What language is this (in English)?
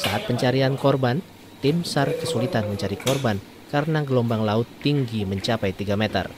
Indonesian